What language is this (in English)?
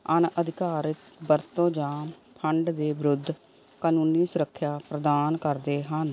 Punjabi